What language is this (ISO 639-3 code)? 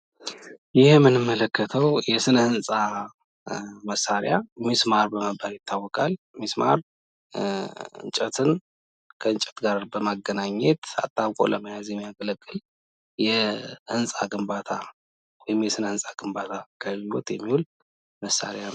amh